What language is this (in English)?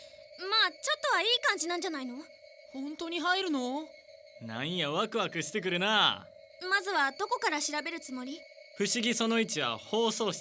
Japanese